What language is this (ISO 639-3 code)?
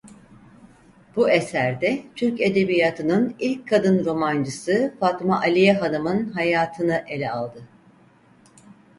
tur